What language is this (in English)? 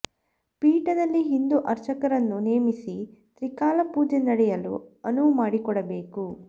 Kannada